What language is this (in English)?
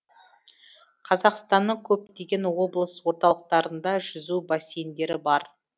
Kazakh